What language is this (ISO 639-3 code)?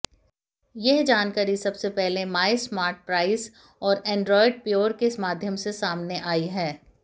hin